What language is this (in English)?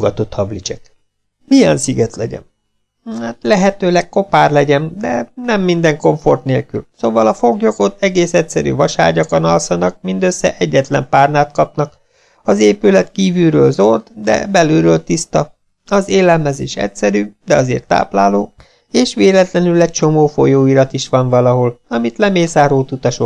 Hungarian